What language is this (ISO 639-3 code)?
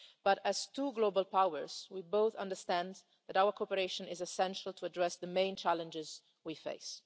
eng